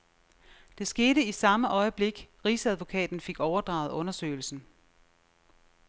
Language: Danish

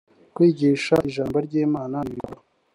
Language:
Kinyarwanda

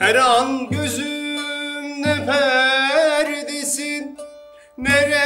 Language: Turkish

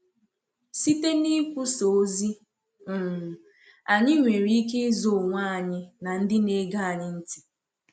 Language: Igbo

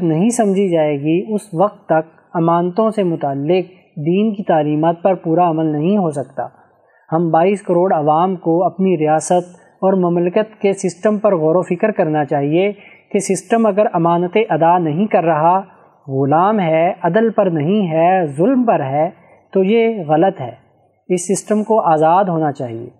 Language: Urdu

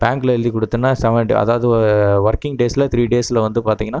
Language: Tamil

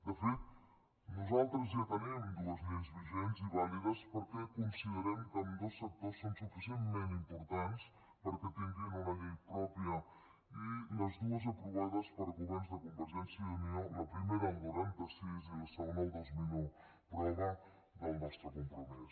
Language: Catalan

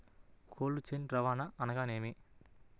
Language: Telugu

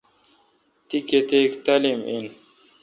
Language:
Kalkoti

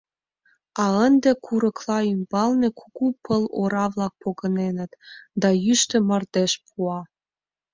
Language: Mari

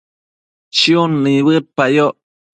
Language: Matsés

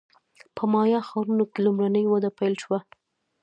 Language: Pashto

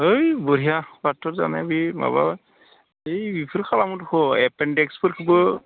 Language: Bodo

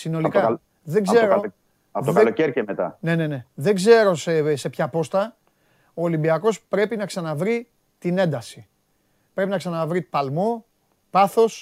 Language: Greek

